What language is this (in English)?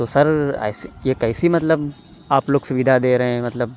Urdu